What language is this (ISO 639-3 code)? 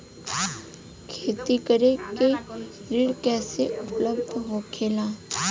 bho